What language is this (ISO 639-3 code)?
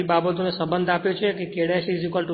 guj